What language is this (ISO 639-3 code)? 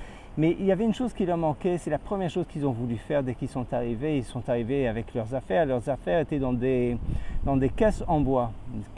fra